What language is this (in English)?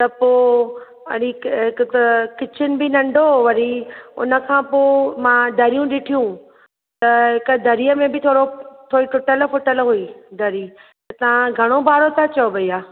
Sindhi